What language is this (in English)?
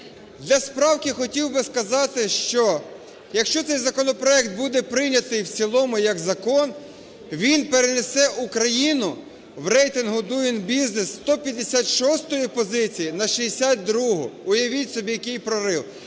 Ukrainian